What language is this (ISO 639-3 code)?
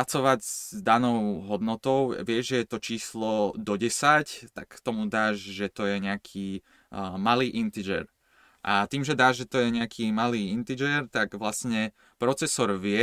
slk